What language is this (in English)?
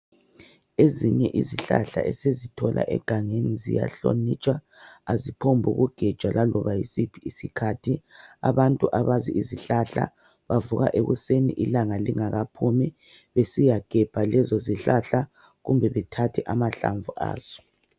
North Ndebele